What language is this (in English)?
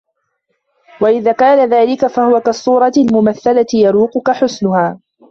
Arabic